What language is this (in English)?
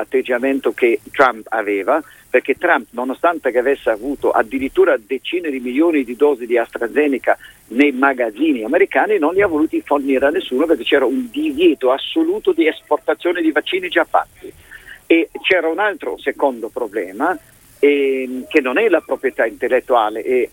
Italian